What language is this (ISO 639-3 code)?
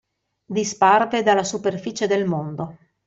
ita